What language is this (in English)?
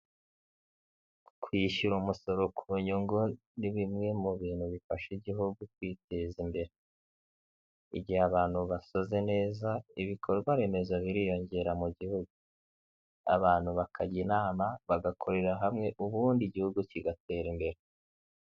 Kinyarwanda